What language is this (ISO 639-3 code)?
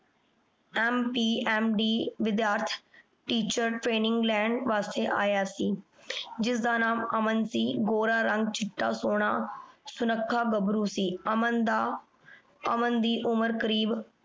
pan